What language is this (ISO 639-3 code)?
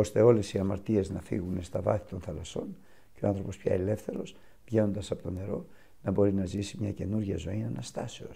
ell